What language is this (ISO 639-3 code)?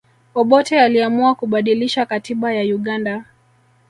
swa